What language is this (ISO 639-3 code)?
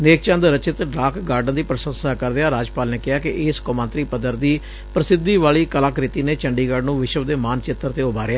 pan